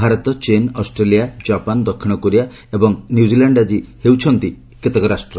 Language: Odia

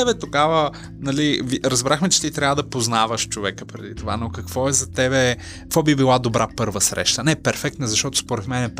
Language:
Bulgarian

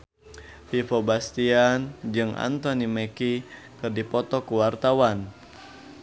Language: Sundanese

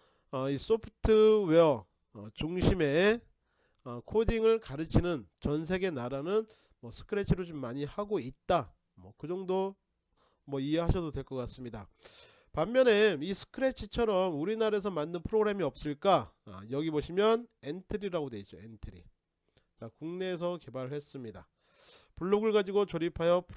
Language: Korean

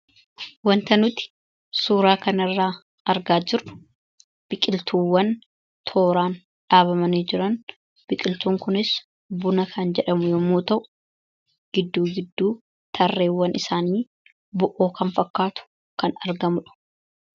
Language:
Oromo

